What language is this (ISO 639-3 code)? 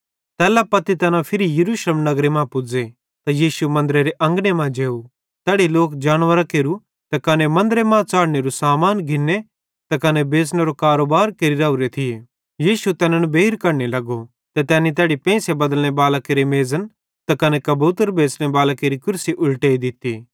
bhd